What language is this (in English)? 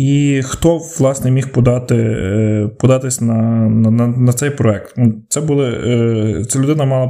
Ukrainian